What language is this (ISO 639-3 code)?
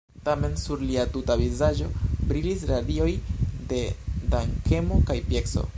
epo